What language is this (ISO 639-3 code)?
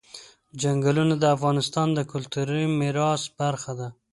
pus